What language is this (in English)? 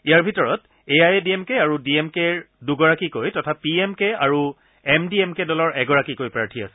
Assamese